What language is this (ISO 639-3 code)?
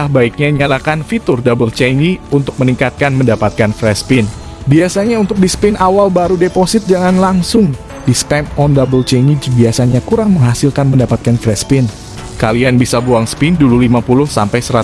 ind